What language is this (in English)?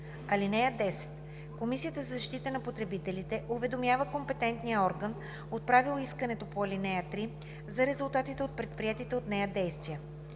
Bulgarian